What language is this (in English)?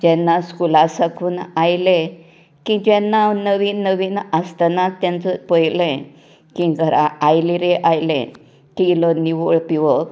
Konkani